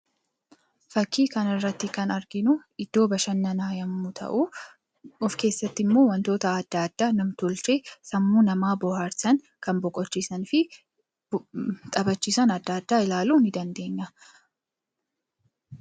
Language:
Oromo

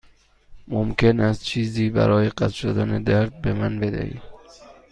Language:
Persian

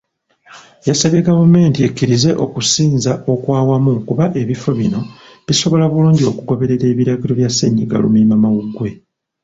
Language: Ganda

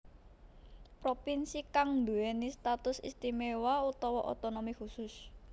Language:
Javanese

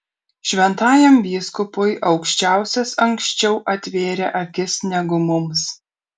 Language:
Lithuanian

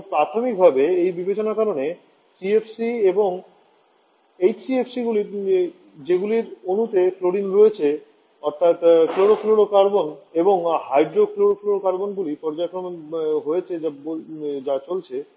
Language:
Bangla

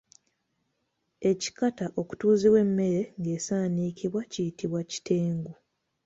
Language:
Ganda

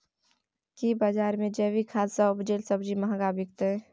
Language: Maithili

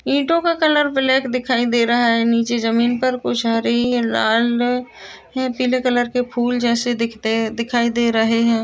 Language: Marwari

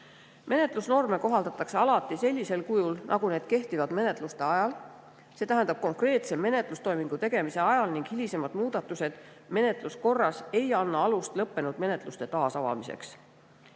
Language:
Estonian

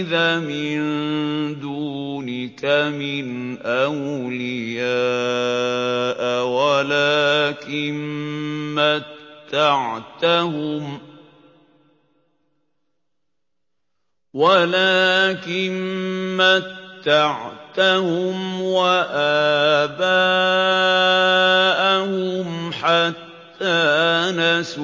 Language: Arabic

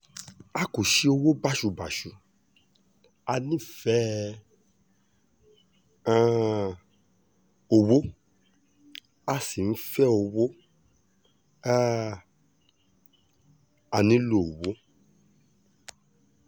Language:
Yoruba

